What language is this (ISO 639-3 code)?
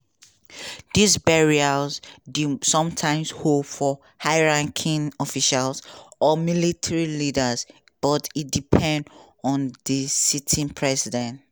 pcm